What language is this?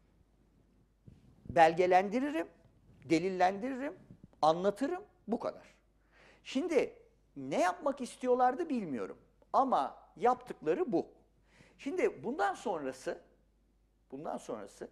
Turkish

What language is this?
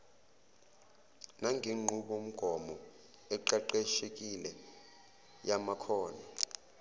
Zulu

